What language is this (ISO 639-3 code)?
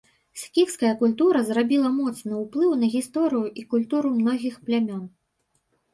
bel